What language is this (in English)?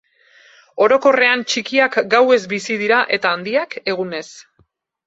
Basque